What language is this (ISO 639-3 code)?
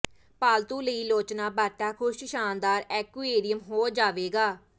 pan